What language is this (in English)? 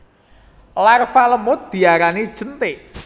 Javanese